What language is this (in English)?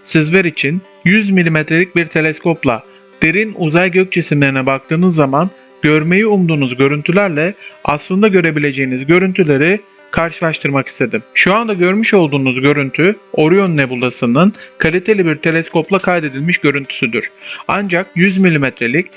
Turkish